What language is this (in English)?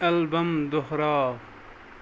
Kashmiri